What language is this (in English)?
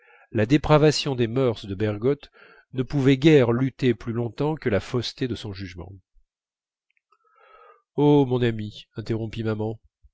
French